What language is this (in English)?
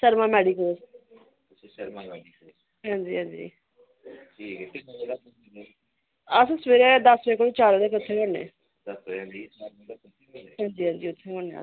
Dogri